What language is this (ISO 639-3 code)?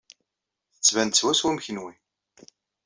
kab